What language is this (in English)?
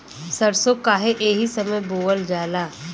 Bhojpuri